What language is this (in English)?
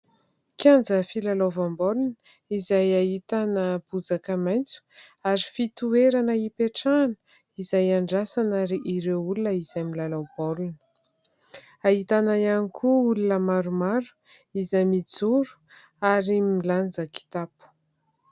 Malagasy